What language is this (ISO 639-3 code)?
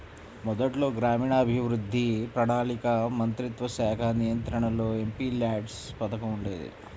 tel